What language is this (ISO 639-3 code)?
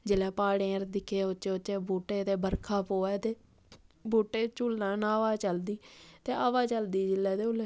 doi